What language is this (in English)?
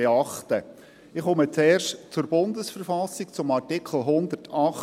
Swiss German